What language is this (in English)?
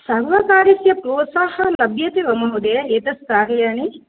Sanskrit